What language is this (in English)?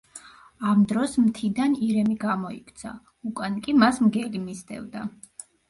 Georgian